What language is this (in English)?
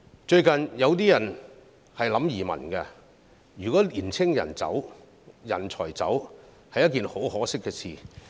Cantonese